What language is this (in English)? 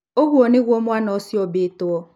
Kikuyu